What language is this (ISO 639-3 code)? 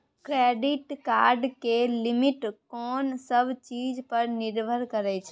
mai